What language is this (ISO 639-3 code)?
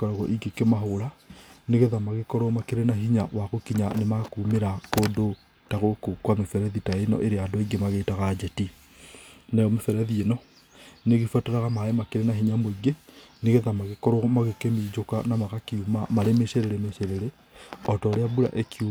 kik